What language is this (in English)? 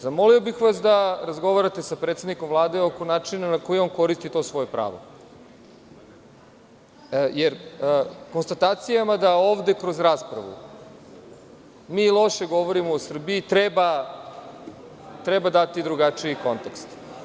Serbian